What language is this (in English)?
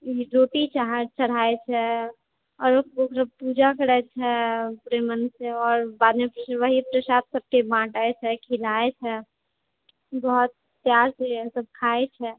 Maithili